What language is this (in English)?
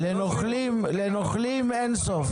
Hebrew